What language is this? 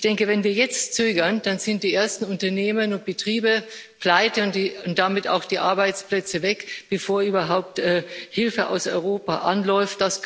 German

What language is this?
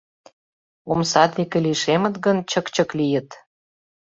Mari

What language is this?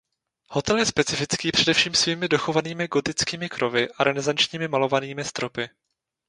Czech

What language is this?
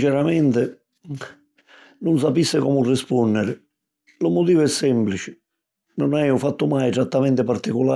Sicilian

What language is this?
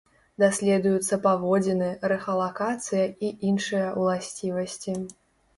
Belarusian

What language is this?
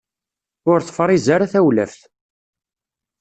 Kabyle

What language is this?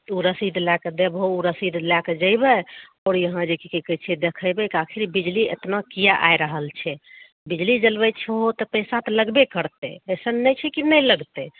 Maithili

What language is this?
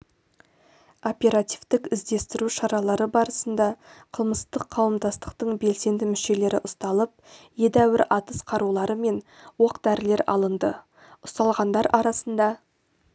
Kazakh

